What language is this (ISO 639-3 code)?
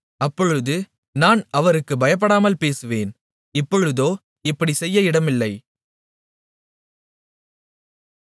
tam